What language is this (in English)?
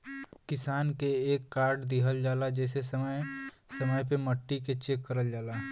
Bhojpuri